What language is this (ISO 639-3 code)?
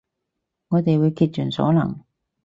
yue